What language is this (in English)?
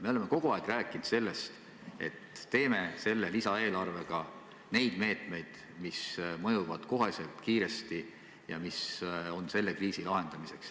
Estonian